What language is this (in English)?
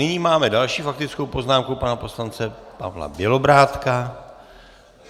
Czech